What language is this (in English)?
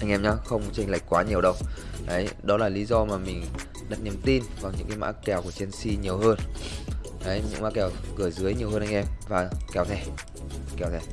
Vietnamese